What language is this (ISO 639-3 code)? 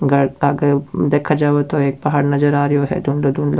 raj